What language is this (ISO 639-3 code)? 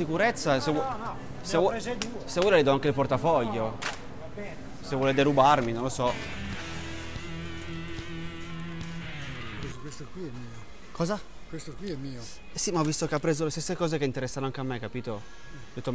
ita